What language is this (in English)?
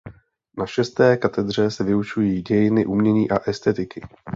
Czech